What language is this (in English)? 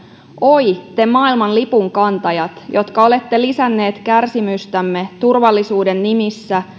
Finnish